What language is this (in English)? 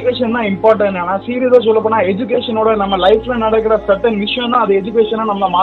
Tamil